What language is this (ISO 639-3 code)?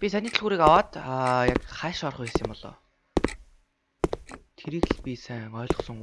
nld